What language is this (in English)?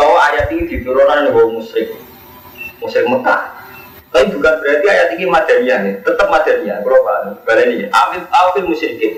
Indonesian